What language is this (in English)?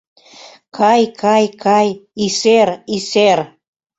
Mari